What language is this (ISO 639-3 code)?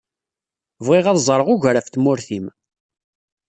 kab